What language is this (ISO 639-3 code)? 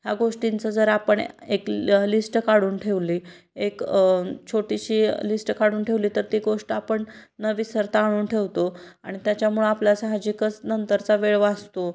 mar